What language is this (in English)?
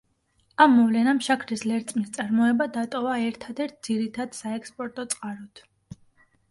Georgian